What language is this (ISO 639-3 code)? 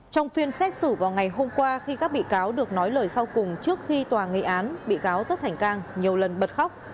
vie